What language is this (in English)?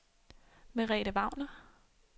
Danish